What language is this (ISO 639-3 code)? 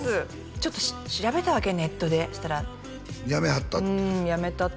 jpn